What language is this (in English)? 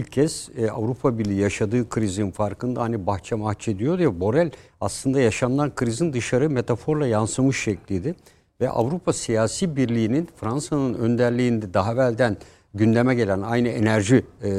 Turkish